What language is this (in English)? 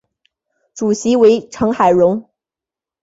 Chinese